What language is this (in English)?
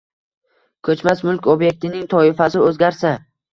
Uzbek